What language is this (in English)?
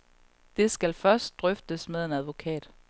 Danish